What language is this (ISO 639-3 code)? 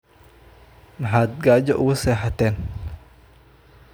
som